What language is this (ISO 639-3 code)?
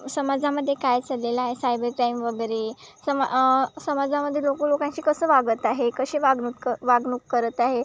mar